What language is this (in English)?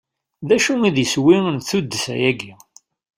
Kabyle